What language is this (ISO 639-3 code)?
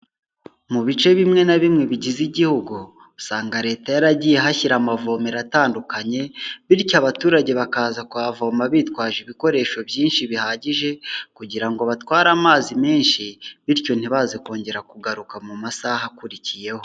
kin